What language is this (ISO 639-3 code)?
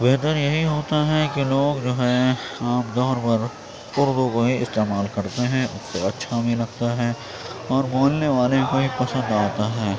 urd